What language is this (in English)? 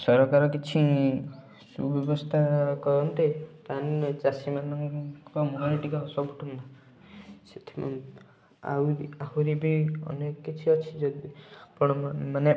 Odia